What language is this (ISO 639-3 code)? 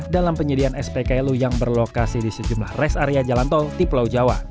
ind